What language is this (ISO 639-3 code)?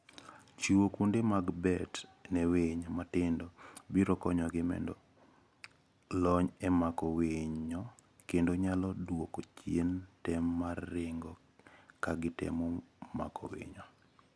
luo